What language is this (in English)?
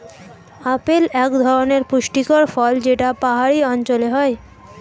Bangla